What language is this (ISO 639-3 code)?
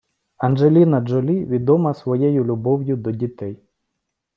ukr